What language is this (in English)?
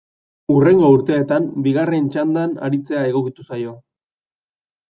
Basque